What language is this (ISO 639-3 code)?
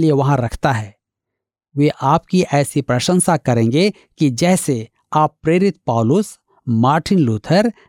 hin